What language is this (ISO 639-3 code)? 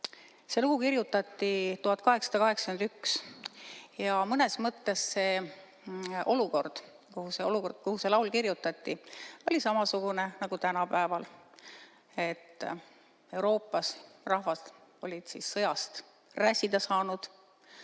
est